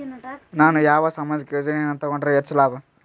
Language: Kannada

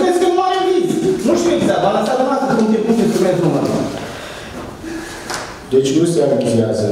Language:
Romanian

